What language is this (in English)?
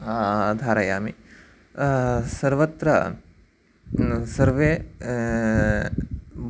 Sanskrit